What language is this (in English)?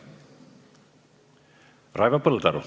Estonian